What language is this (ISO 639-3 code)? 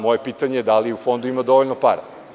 srp